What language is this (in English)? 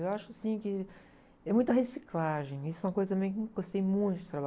Portuguese